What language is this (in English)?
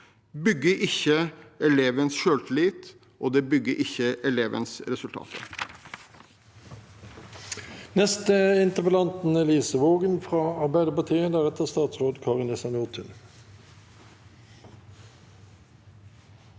Norwegian